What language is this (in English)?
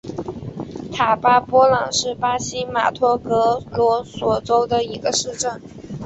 Chinese